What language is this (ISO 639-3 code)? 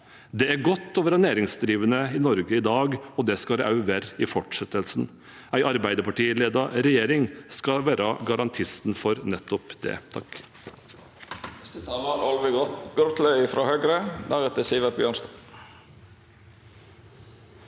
nor